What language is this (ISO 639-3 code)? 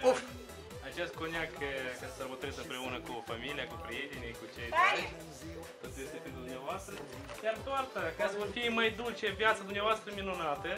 ron